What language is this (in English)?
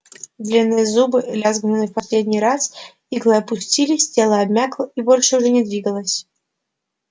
Russian